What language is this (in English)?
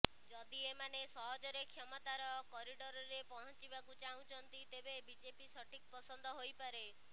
Odia